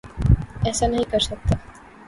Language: Urdu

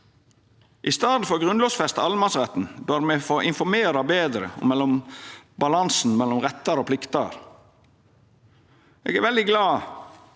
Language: Norwegian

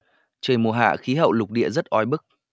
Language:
Vietnamese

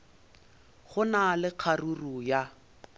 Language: Northern Sotho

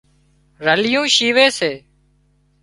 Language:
Wadiyara Koli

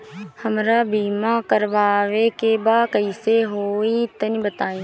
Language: Bhojpuri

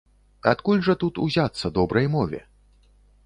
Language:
Belarusian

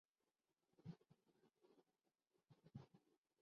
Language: Urdu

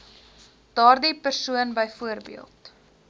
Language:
Afrikaans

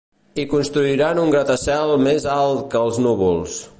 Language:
Catalan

